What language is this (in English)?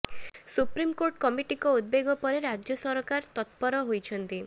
Odia